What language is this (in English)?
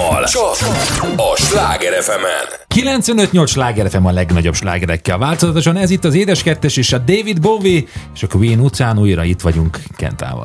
Hungarian